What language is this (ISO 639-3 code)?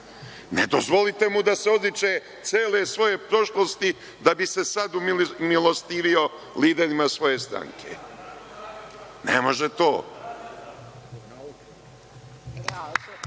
srp